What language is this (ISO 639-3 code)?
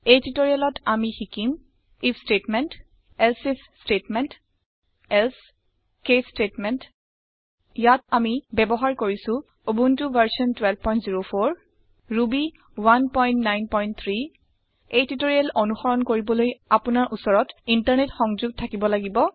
asm